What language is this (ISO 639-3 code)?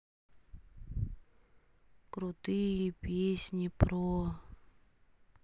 rus